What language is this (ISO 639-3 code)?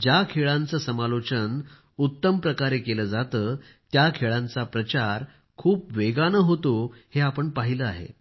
mar